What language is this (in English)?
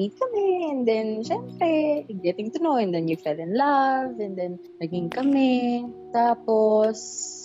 Filipino